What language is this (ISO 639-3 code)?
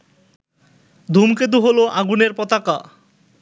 ben